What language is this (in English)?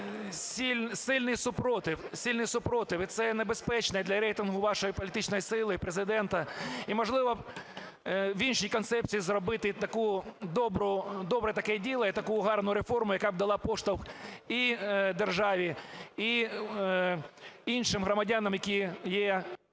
Ukrainian